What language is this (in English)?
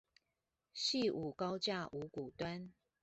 Chinese